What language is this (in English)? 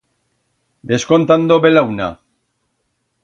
Aragonese